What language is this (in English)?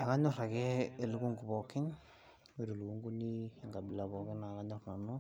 Masai